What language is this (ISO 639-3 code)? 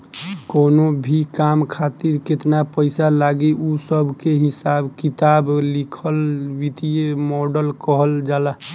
bho